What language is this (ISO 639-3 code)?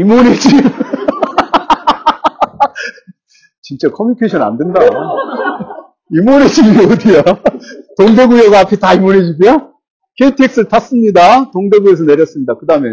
kor